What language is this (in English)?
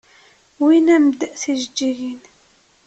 Kabyle